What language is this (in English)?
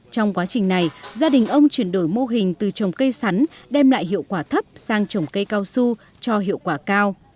Vietnamese